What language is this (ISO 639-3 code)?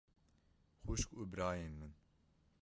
kur